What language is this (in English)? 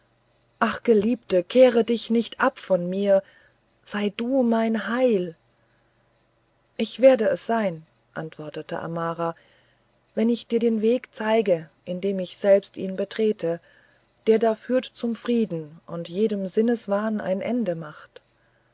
German